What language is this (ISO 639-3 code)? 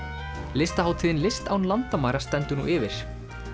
isl